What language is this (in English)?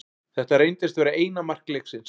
Icelandic